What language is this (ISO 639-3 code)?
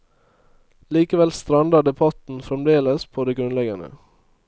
nor